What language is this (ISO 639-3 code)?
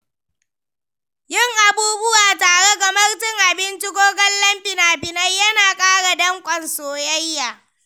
hau